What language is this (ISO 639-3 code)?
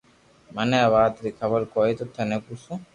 lrk